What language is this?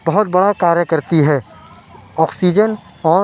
Urdu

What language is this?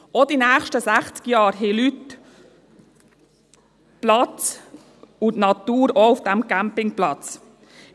Swiss German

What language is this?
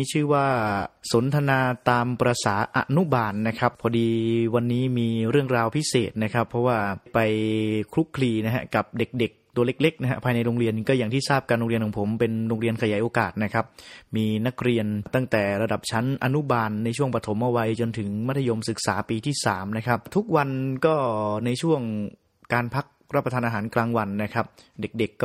Thai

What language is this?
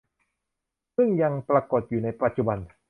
Thai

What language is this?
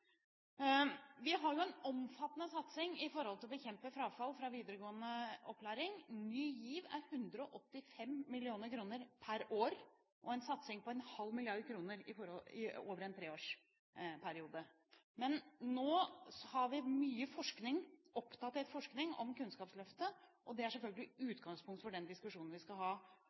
Norwegian Bokmål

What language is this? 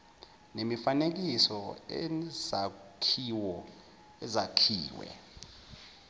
Zulu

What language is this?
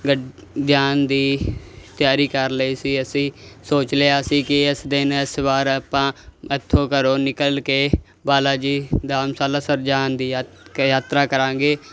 Punjabi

